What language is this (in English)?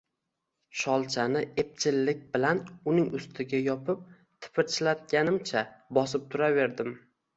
Uzbek